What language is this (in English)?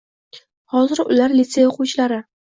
Uzbek